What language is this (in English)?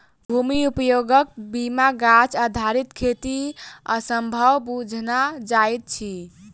Maithili